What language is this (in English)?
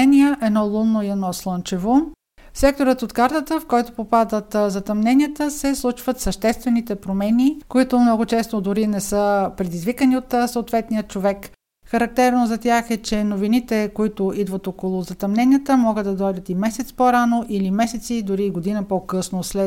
Bulgarian